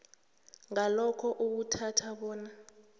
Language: South Ndebele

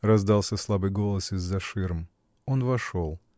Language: Russian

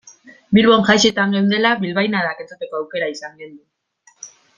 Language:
Basque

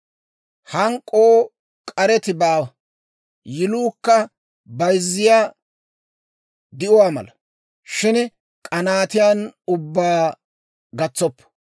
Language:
Dawro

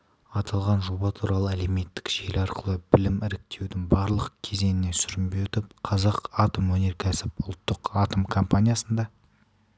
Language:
Kazakh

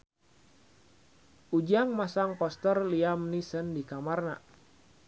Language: Sundanese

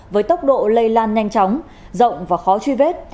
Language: Vietnamese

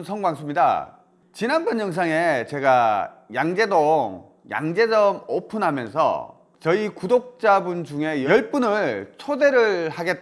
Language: Korean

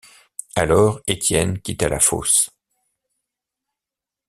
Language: French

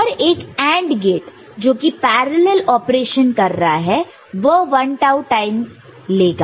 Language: Hindi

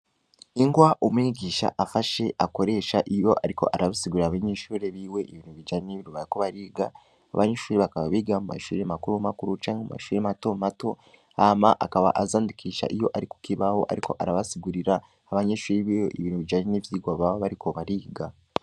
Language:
Rundi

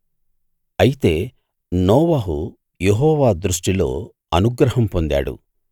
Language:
Telugu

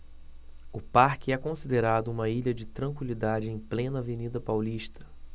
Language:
Portuguese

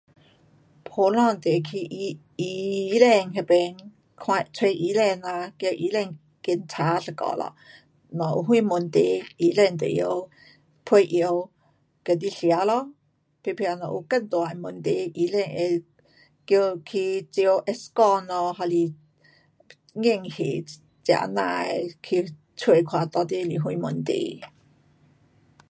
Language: Pu-Xian Chinese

